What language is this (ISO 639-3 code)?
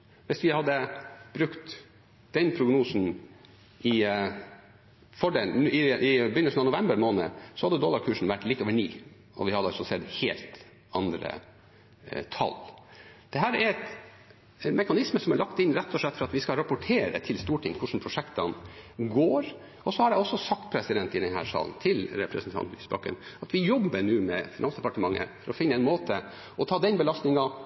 nob